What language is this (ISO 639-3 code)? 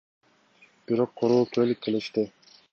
kir